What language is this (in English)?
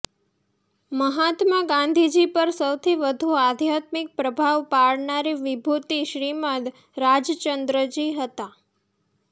Gujarati